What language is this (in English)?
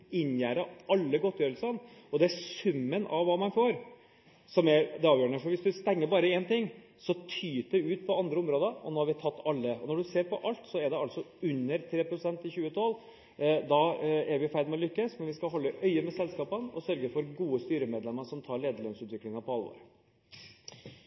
Norwegian Bokmål